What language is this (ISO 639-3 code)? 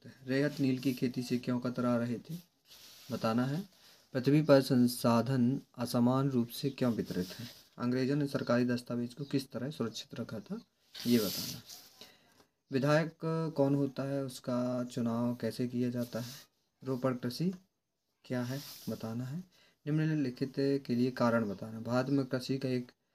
hin